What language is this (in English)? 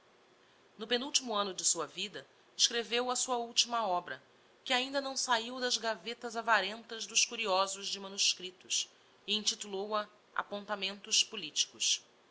Portuguese